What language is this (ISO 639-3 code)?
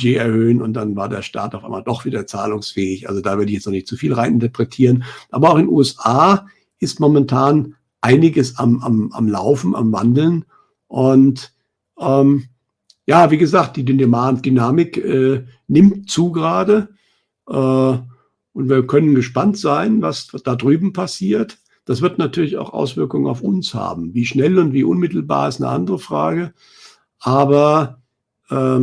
deu